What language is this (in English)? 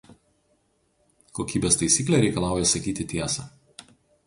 Lithuanian